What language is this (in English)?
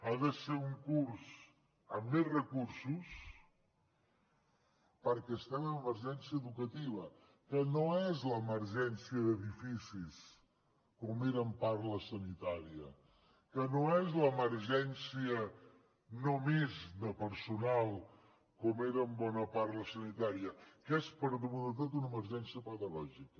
Catalan